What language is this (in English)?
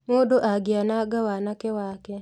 Kikuyu